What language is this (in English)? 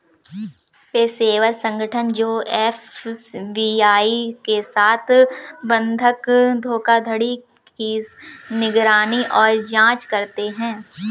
Hindi